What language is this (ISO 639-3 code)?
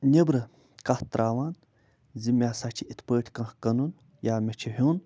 kas